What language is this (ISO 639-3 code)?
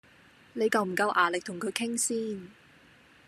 yue